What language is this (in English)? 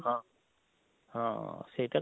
Odia